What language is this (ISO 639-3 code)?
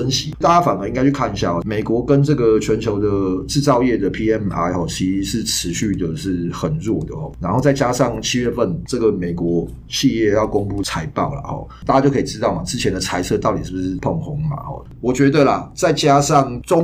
zho